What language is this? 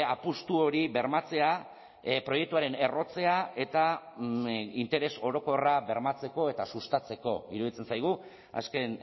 Basque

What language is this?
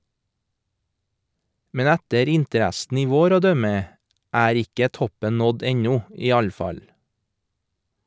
Norwegian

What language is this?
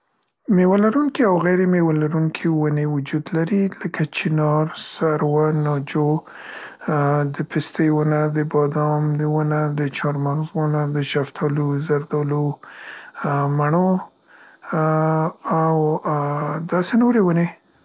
Central Pashto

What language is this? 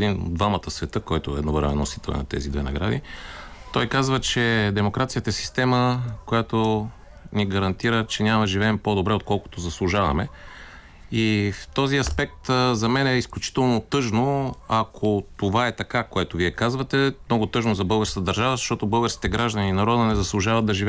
Bulgarian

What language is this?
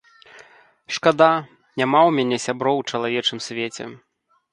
Belarusian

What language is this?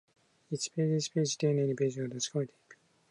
Japanese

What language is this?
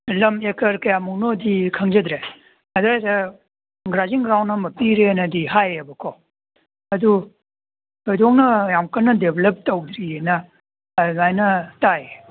Manipuri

